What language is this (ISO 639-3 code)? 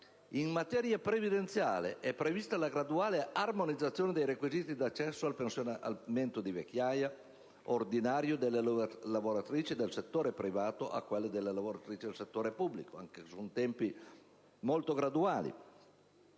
ita